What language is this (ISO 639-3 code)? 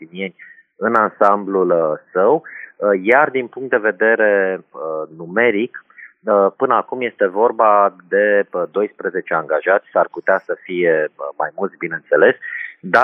ron